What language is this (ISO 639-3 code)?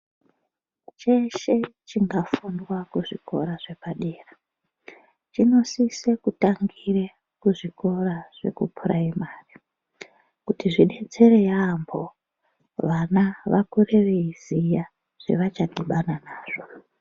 ndc